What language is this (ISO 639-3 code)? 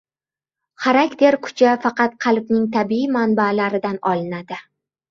uzb